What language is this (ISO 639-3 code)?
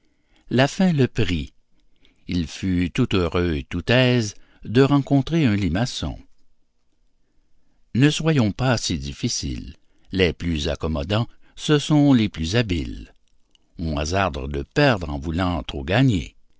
fra